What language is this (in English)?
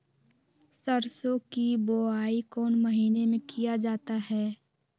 Magahi